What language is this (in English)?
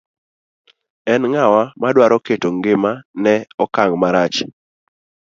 Luo (Kenya and Tanzania)